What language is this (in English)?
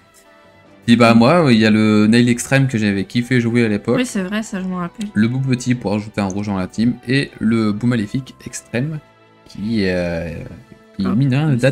French